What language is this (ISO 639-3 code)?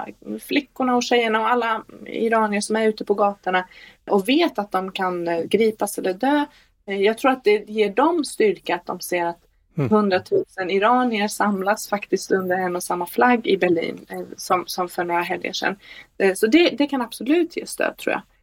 swe